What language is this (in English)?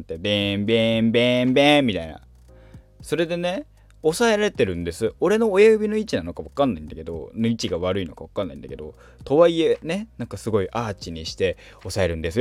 Japanese